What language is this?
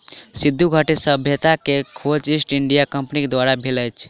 Maithili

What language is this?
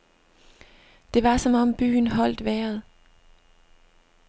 Danish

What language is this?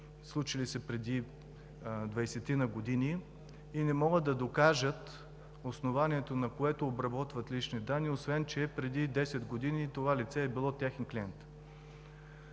Bulgarian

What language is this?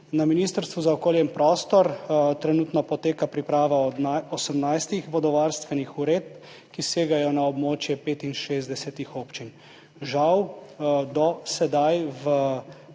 Slovenian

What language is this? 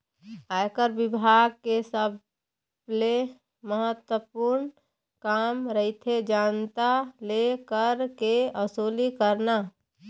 Chhattisgarhi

